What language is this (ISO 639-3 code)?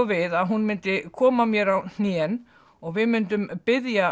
isl